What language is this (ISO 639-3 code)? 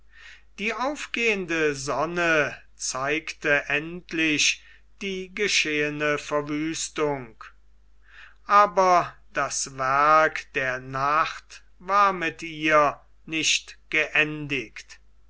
deu